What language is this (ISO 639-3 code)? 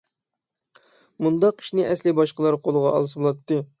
uig